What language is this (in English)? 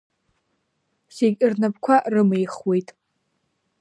Abkhazian